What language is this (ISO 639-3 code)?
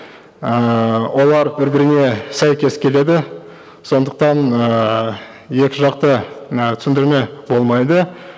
kaz